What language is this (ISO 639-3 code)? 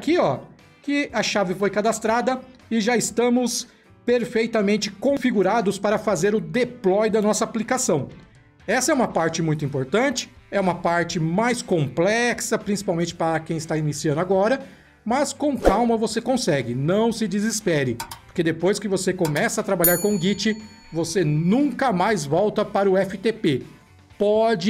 por